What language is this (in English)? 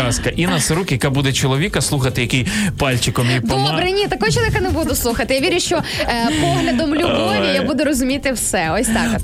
Ukrainian